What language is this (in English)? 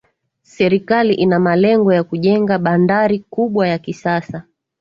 Swahili